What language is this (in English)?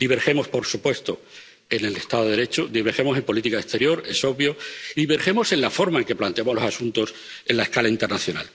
Spanish